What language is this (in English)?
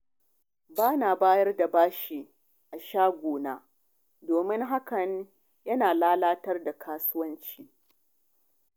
Hausa